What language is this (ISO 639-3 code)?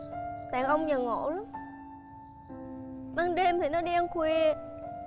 vie